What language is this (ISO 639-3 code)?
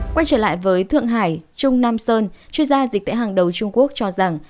vie